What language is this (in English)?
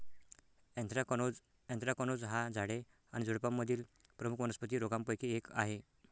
Marathi